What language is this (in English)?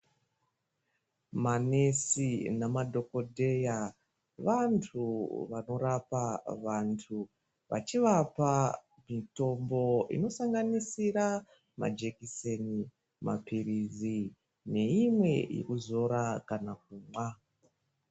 Ndau